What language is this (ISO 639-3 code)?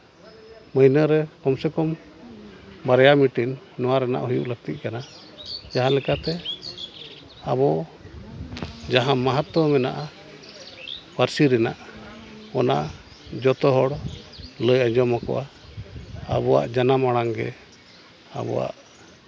sat